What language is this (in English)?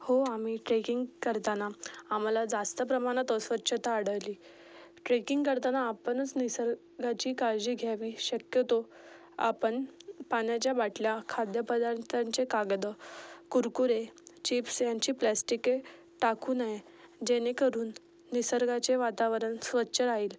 Marathi